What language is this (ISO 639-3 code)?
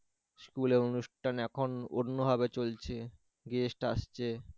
ben